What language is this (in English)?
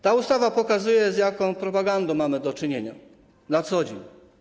Polish